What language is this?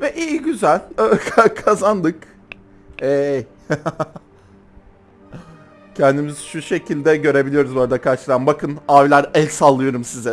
Turkish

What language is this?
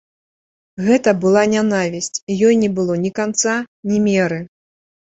Belarusian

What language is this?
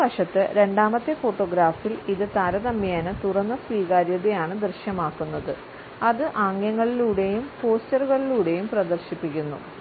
Malayalam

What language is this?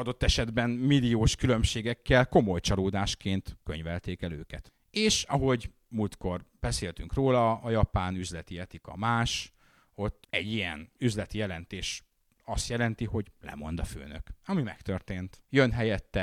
Hungarian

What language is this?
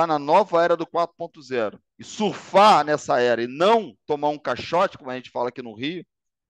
Portuguese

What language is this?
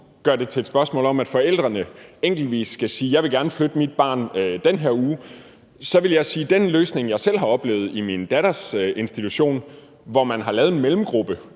Danish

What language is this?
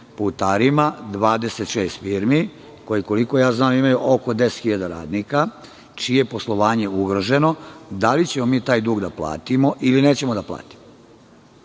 Serbian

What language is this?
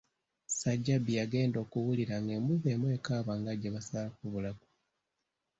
Ganda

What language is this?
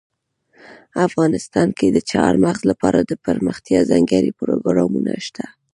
Pashto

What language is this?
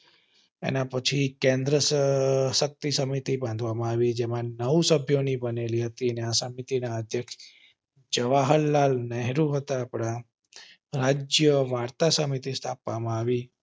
Gujarati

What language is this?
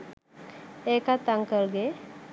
Sinhala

